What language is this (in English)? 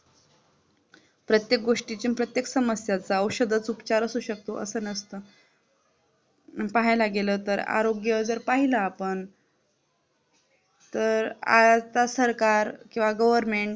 Marathi